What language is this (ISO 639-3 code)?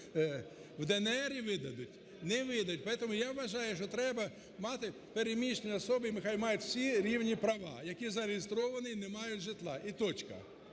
ukr